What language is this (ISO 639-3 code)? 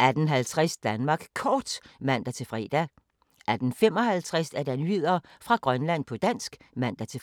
dan